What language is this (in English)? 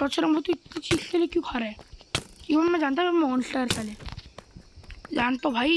Hindi